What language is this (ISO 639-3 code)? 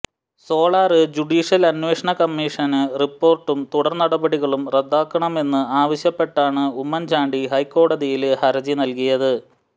mal